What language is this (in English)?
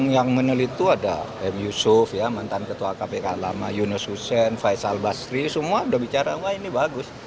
Indonesian